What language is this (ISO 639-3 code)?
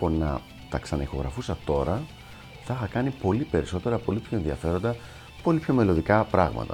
ell